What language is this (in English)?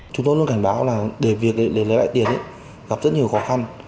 Vietnamese